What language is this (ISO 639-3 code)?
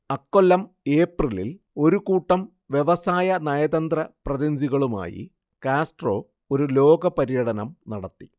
mal